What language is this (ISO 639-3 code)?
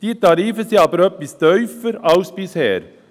gsw